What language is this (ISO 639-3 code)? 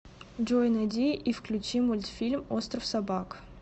rus